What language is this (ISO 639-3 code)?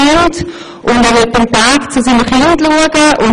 gsw